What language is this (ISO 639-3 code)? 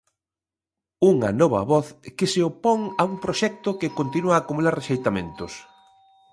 glg